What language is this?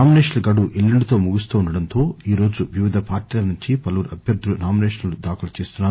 Telugu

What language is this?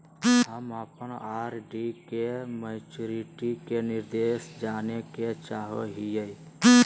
Magahi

